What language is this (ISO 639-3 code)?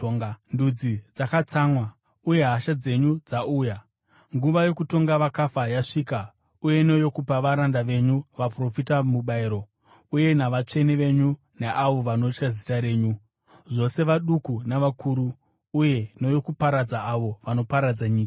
sna